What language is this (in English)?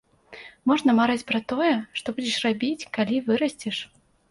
Belarusian